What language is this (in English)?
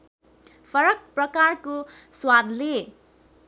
Nepali